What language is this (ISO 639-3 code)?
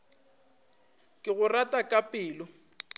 nso